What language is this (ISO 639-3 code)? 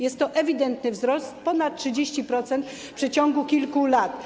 pol